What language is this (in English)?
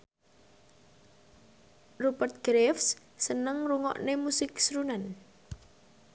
Javanese